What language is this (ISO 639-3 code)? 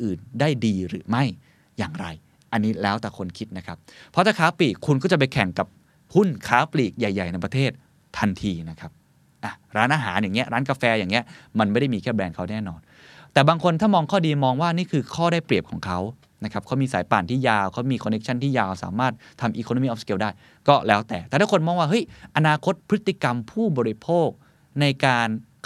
tha